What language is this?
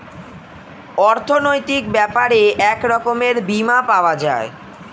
Bangla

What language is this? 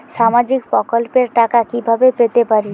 Bangla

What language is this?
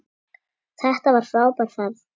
Icelandic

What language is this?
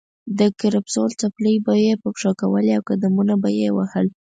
Pashto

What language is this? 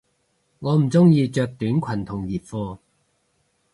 Cantonese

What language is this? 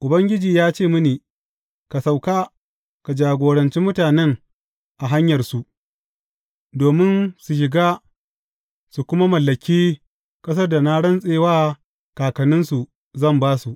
Hausa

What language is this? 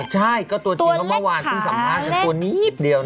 Thai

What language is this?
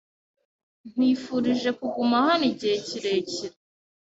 Kinyarwanda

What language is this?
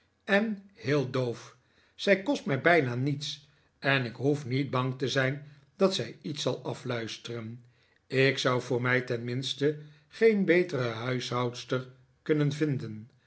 Dutch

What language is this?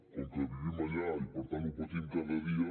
Catalan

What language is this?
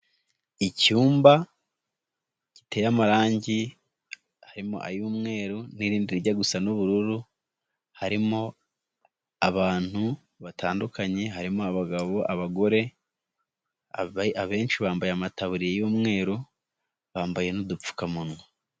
Kinyarwanda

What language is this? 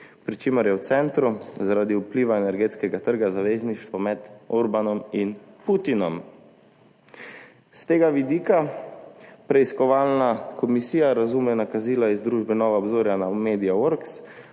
Slovenian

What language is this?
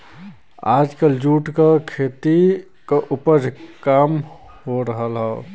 Bhojpuri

